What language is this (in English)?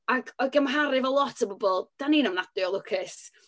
Welsh